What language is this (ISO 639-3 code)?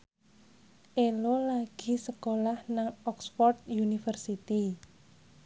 jav